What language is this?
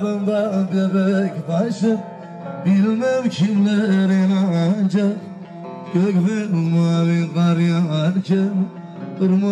Turkish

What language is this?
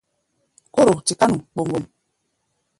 Gbaya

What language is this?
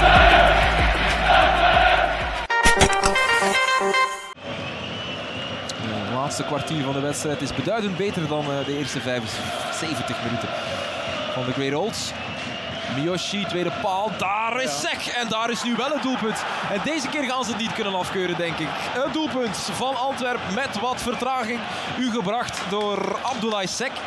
Dutch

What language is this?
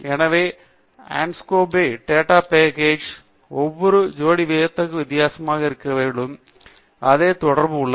Tamil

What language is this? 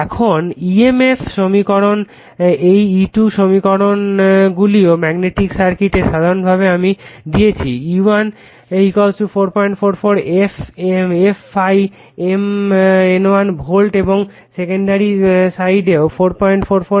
Bangla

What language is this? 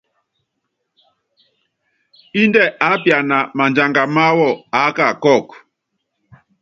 Yangben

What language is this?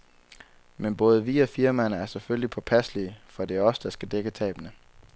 Danish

